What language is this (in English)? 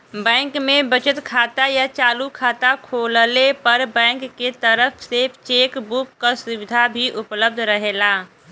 Bhojpuri